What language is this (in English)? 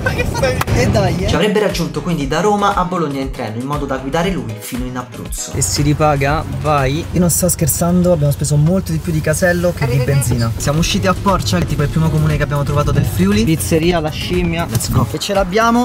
Italian